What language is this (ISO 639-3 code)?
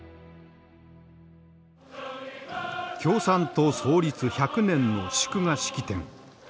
jpn